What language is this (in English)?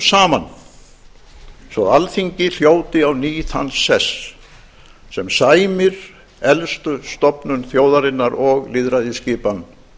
Icelandic